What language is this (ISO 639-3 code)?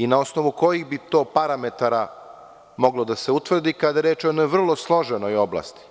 srp